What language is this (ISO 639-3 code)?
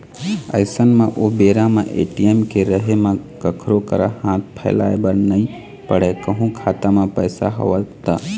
hne